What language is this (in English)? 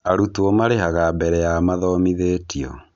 Kikuyu